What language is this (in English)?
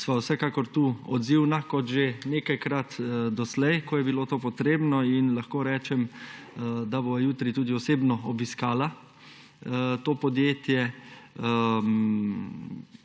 Slovenian